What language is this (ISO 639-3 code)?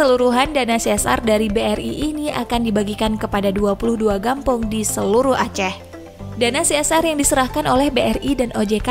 ind